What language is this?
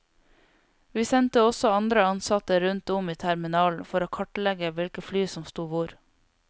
Norwegian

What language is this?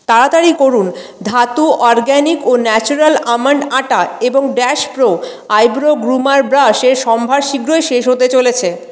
Bangla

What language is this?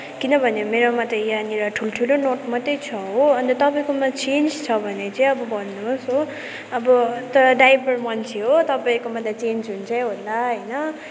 Nepali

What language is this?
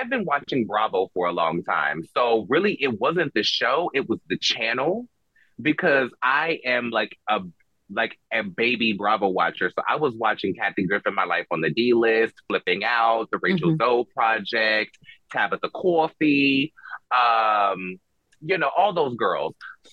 English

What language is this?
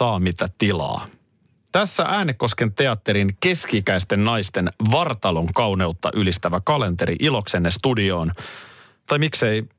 Finnish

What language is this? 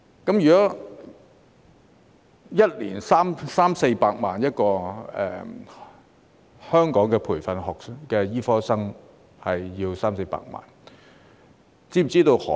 Cantonese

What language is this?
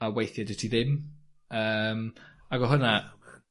Welsh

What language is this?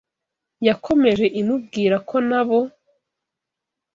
Kinyarwanda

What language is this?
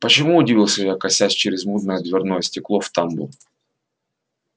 Russian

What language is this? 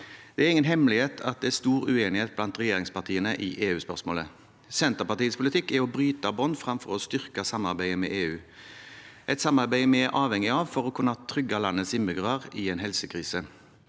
Norwegian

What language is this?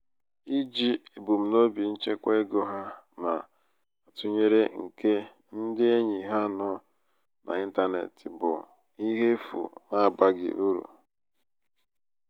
Igbo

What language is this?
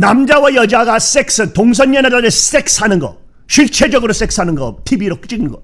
Korean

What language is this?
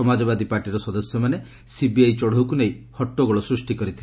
Odia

